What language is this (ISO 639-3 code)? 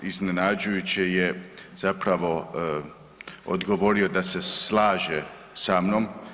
hrv